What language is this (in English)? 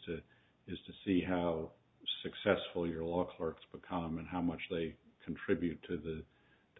English